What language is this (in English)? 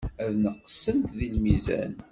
Kabyle